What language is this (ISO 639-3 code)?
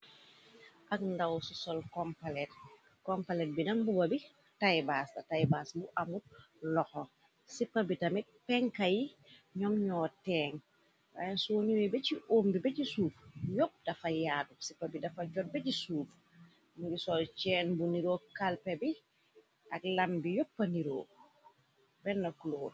wol